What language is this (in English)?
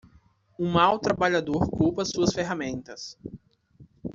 Portuguese